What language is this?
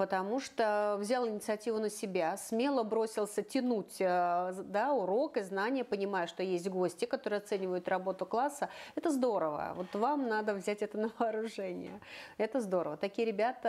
Russian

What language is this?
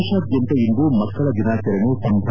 Kannada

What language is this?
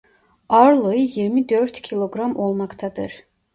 Turkish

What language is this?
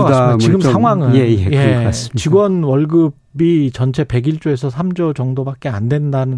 Korean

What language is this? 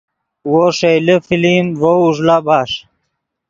Yidgha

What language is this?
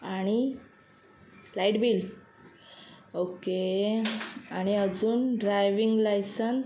Marathi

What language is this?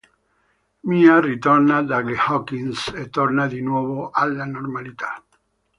Italian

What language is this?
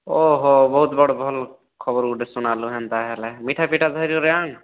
Odia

